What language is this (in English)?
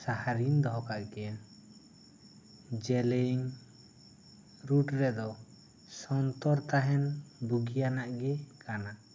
Santali